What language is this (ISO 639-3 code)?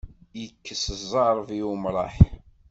kab